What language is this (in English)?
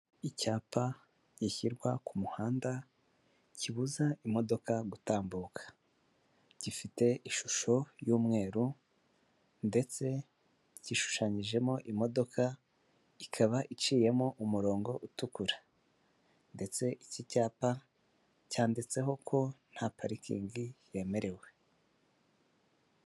Kinyarwanda